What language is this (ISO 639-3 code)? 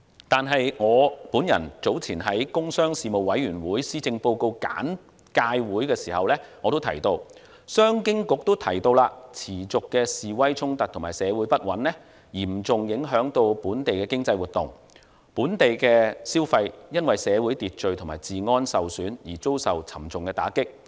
yue